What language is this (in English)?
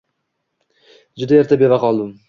Uzbek